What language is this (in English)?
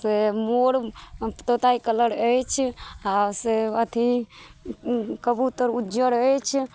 Maithili